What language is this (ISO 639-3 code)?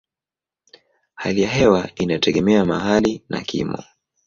swa